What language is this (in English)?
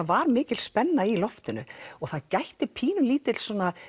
Icelandic